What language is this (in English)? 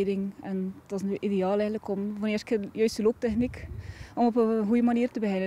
Dutch